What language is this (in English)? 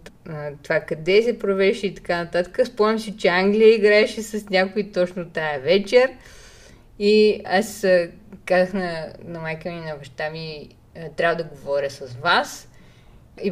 Bulgarian